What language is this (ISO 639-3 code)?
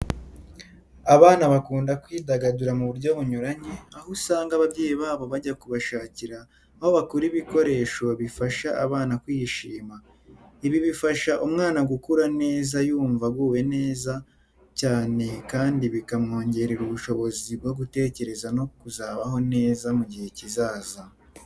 kin